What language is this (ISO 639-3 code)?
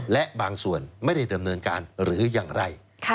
tha